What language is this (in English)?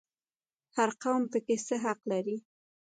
Pashto